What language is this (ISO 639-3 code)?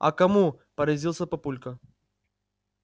rus